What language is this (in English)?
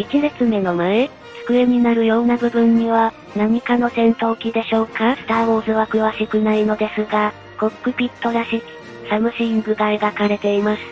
Japanese